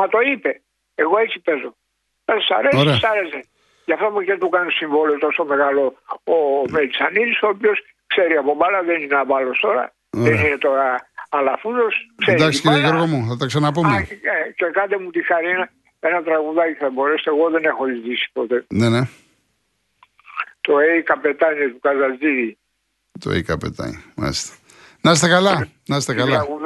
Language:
Greek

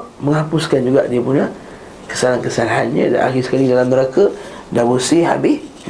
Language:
Malay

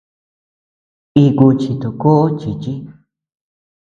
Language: Tepeuxila Cuicatec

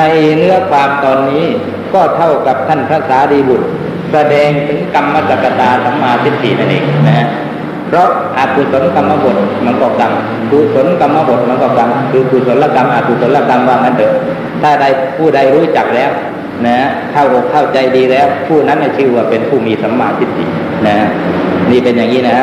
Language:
Thai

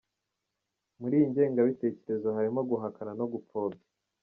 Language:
Kinyarwanda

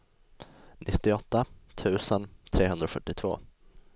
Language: Swedish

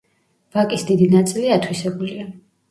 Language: Georgian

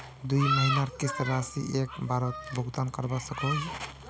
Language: Magahi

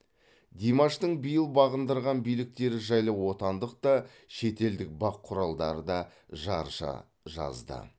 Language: Kazakh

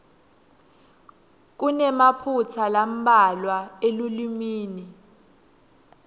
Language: Swati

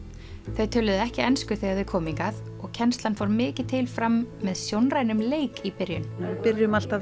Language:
Icelandic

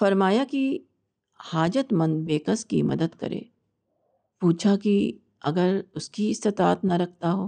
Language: Urdu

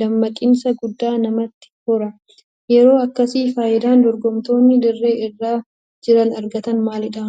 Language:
Oromo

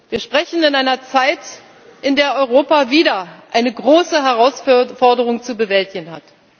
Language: German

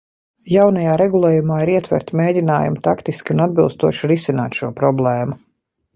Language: Latvian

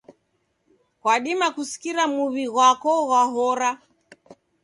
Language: Taita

